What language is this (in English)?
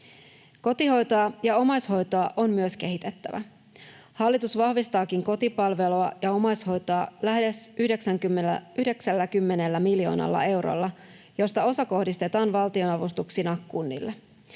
Finnish